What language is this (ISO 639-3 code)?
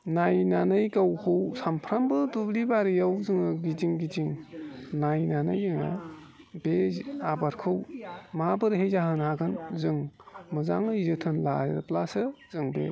brx